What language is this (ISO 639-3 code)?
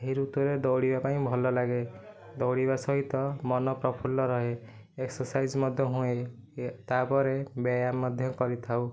ori